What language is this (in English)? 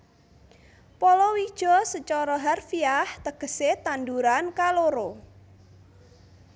Javanese